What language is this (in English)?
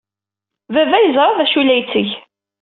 Kabyle